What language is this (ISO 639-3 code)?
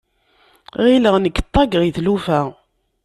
kab